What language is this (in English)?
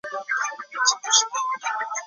Chinese